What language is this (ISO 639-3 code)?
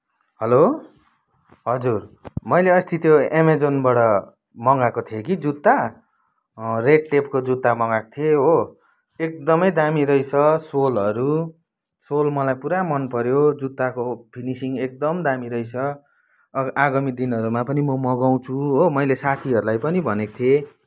nep